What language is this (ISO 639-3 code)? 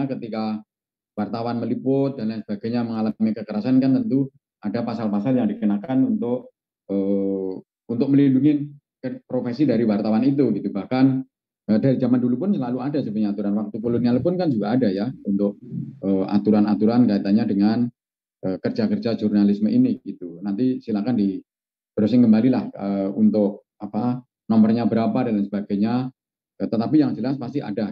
ind